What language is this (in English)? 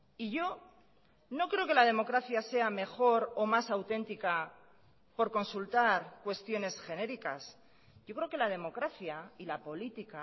Spanish